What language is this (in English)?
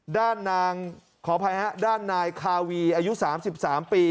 Thai